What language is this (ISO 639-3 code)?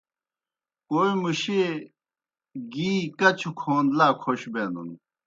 plk